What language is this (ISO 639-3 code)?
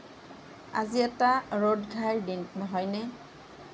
asm